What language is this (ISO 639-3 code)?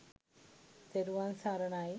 sin